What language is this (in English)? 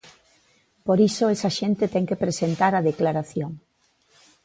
Galician